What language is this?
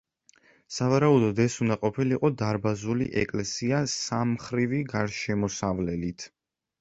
Georgian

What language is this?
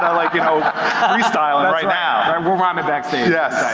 English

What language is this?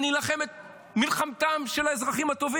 Hebrew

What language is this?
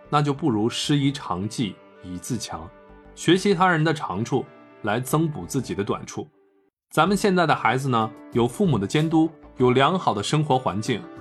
Chinese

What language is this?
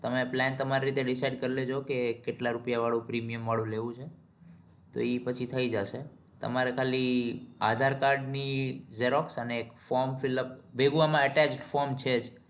Gujarati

